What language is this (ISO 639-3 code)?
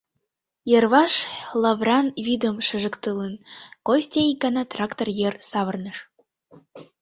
chm